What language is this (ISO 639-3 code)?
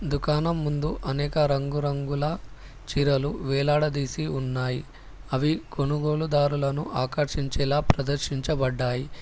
tel